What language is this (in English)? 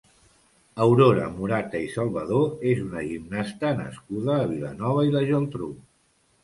Catalan